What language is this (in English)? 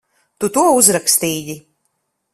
Latvian